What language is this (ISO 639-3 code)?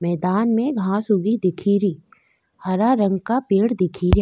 raj